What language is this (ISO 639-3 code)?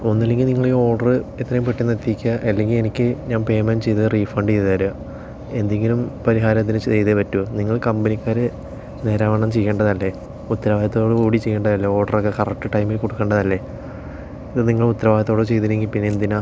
mal